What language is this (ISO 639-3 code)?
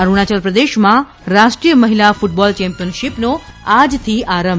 guj